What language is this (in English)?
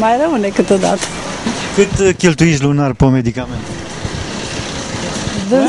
Romanian